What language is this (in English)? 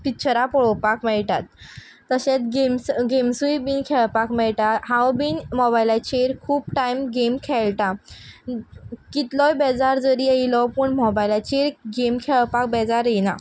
Konkani